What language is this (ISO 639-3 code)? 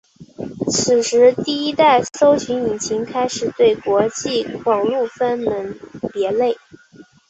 zho